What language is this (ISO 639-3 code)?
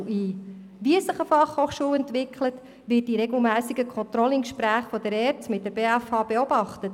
gsw